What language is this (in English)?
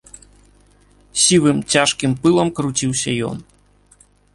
Belarusian